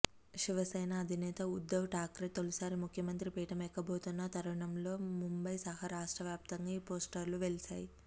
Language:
Telugu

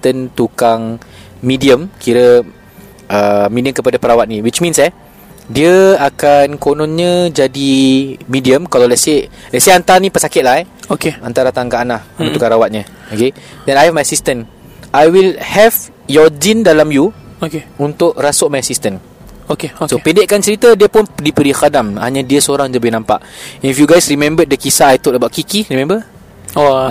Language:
Malay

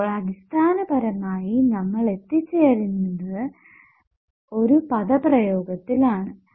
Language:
Malayalam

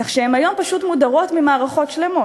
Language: Hebrew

